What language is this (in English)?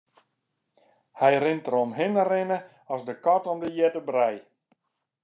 Western Frisian